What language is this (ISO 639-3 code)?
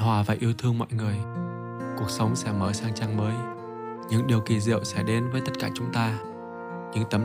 vie